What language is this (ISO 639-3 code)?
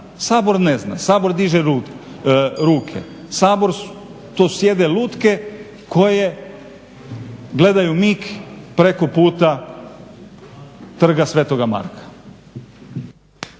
hrv